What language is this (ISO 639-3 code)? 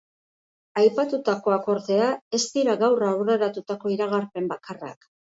eus